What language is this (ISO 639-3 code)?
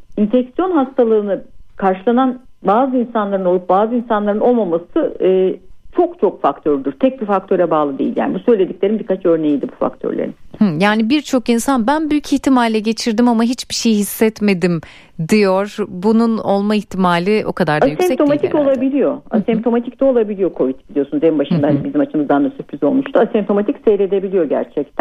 tur